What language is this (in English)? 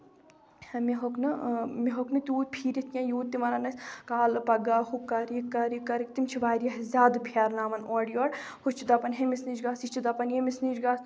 Kashmiri